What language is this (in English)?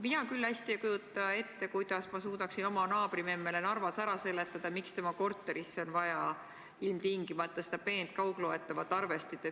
Estonian